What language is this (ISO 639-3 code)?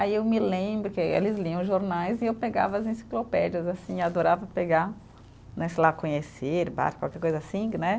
por